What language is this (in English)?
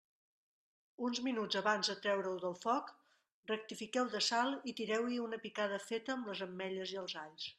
Catalan